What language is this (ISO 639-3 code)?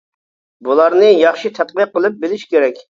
uig